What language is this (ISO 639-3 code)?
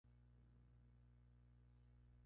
spa